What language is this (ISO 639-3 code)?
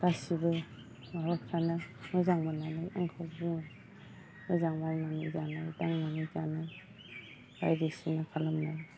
brx